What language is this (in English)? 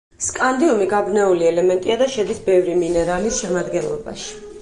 Georgian